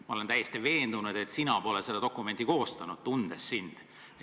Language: Estonian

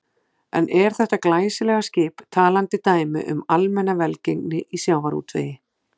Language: Icelandic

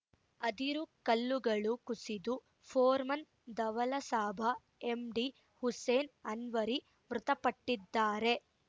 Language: Kannada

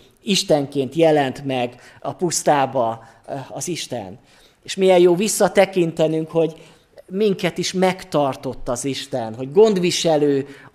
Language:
Hungarian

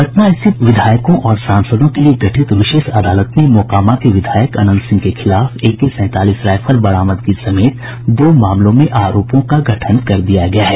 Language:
Hindi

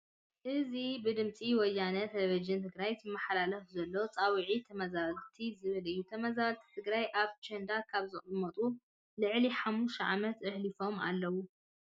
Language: Tigrinya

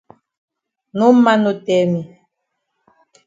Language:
Cameroon Pidgin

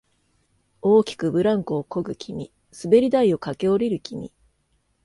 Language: Japanese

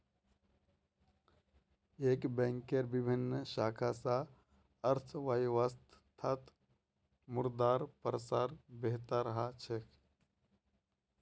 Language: Magahi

